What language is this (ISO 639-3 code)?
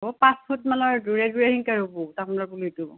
asm